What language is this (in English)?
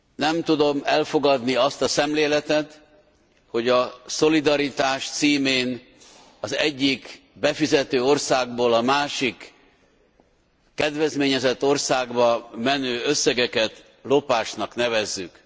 Hungarian